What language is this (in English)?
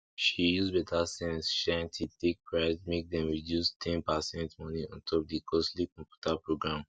Nigerian Pidgin